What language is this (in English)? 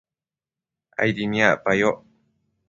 Matsés